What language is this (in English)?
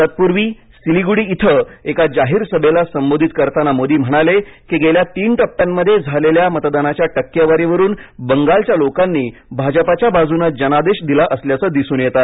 Marathi